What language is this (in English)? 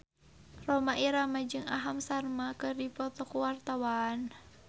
Sundanese